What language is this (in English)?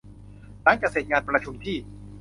Thai